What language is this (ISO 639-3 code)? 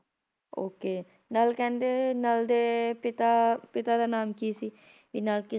pan